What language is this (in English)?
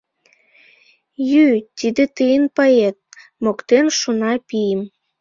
Mari